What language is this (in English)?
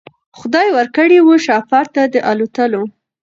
Pashto